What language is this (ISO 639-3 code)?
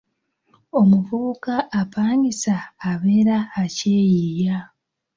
lug